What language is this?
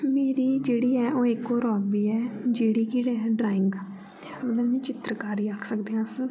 Dogri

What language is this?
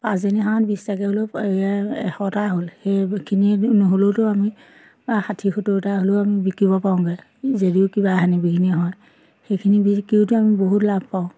Assamese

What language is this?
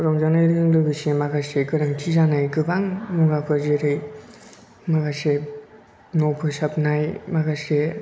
Bodo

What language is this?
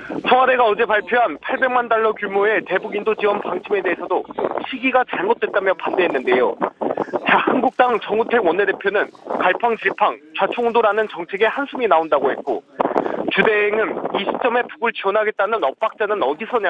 Korean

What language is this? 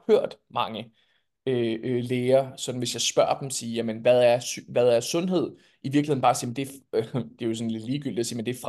Danish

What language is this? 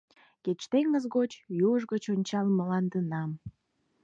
Mari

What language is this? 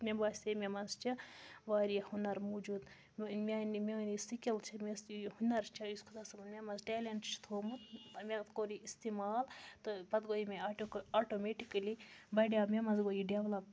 Kashmiri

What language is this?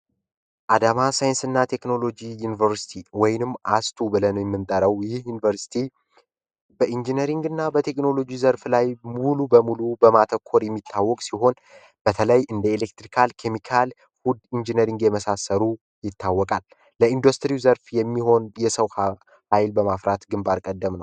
Amharic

